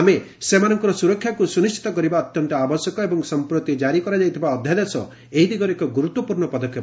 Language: Odia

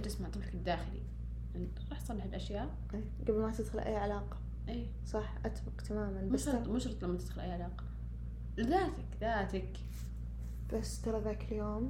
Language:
Arabic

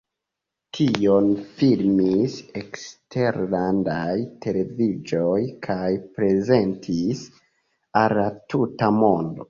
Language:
Esperanto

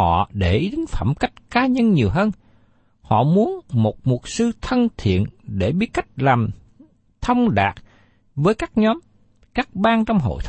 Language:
Vietnamese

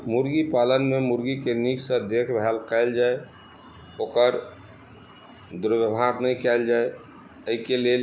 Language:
Maithili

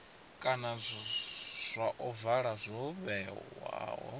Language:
Venda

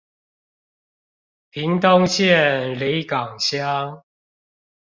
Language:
Chinese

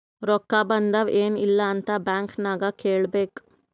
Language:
Kannada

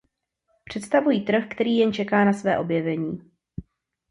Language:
Czech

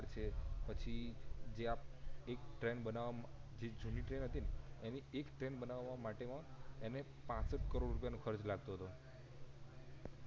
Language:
Gujarati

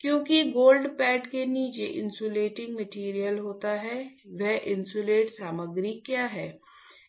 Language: Hindi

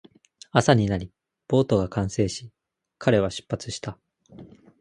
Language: Japanese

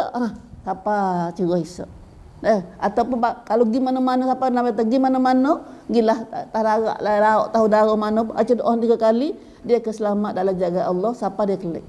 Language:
Malay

